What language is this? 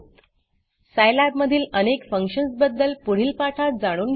Marathi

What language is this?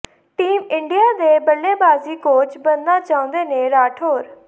Punjabi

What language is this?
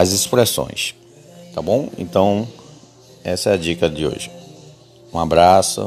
Portuguese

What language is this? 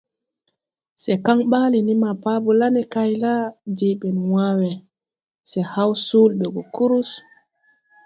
Tupuri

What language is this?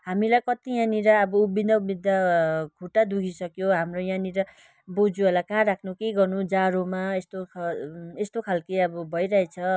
Nepali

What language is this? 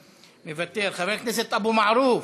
Hebrew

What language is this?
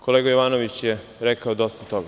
Serbian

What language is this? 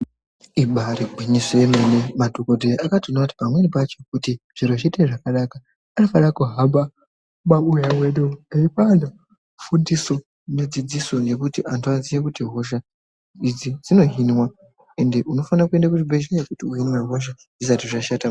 Ndau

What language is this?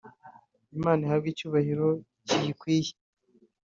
Kinyarwanda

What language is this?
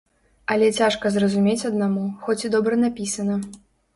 Belarusian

